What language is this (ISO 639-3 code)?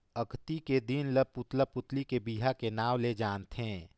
hne